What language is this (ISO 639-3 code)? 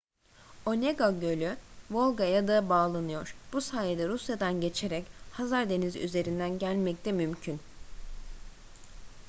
tur